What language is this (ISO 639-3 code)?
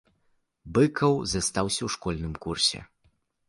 bel